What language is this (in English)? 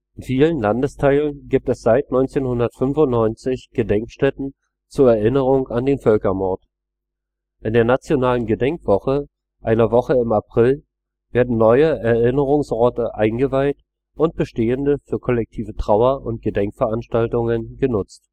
German